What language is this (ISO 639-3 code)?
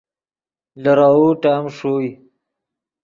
ydg